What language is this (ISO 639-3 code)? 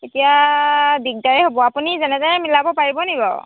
asm